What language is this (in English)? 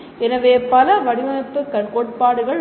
Tamil